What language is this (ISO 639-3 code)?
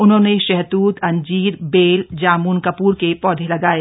hin